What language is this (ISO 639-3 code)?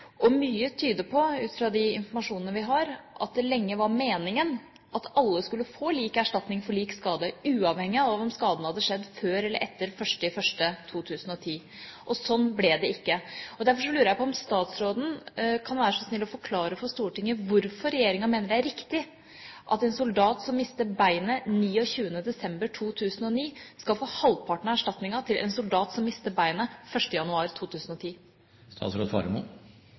nob